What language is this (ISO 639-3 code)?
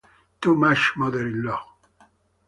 ita